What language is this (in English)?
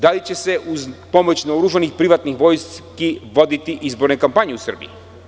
Serbian